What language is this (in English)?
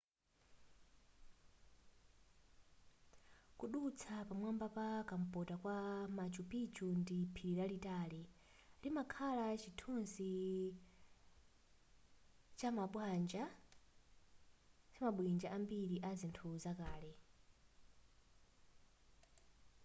Nyanja